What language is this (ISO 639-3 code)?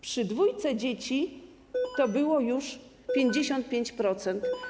pol